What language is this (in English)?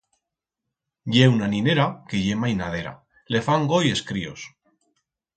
Aragonese